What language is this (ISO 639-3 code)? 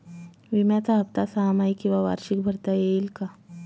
mar